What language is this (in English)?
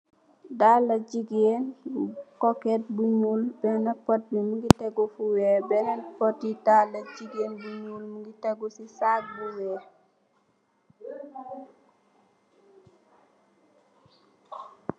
Wolof